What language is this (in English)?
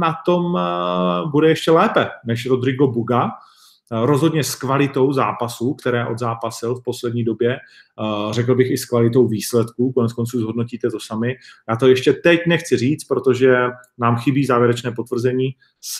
Czech